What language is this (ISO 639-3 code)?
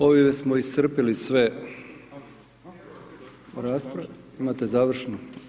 hrv